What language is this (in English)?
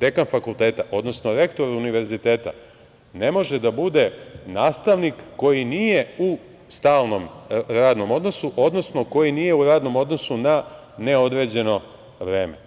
Serbian